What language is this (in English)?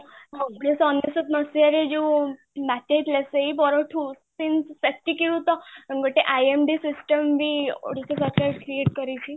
Odia